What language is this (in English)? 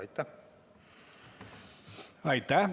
Estonian